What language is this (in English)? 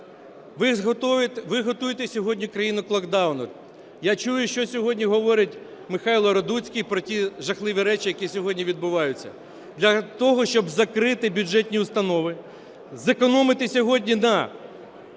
Ukrainian